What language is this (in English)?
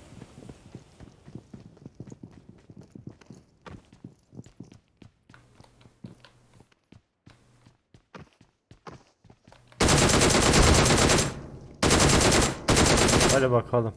Turkish